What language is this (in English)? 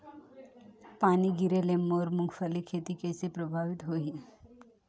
Chhattisgarhi